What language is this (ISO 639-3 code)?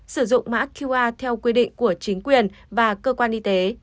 vie